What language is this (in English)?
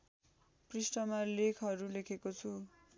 Nepali